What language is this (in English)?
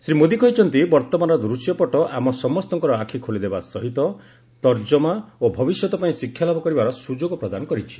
Odia